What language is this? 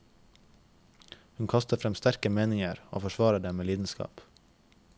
Norwegian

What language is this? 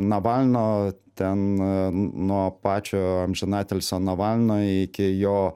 Lithuanian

